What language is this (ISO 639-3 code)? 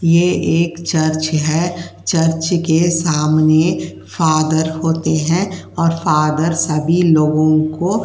hin